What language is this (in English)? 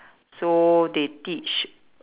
English